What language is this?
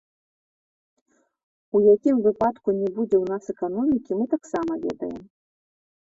Belarusian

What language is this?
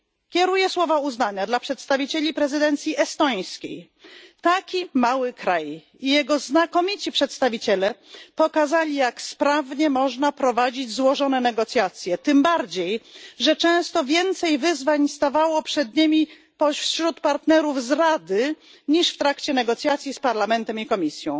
Polish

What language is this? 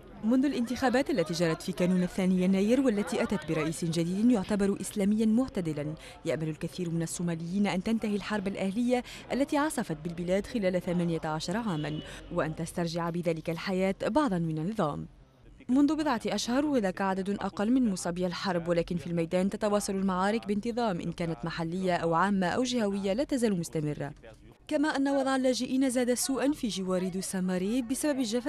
Arabic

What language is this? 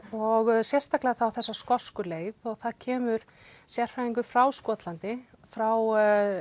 Icelandic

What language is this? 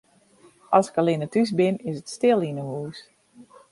Western Frisian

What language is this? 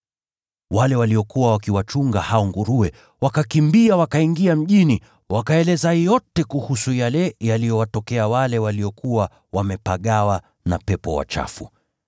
Swahili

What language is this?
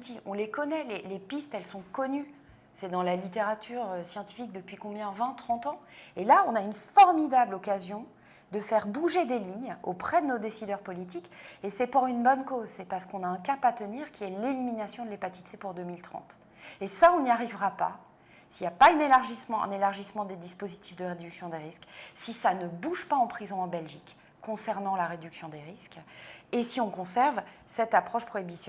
French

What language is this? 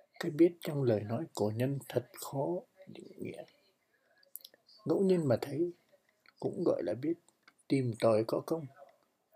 Vietnamese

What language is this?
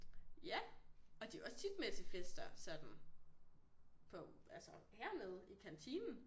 Danish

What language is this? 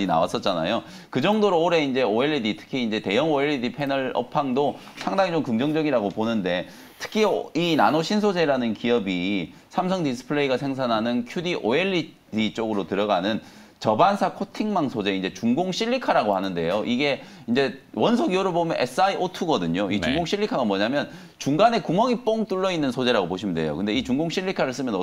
Korean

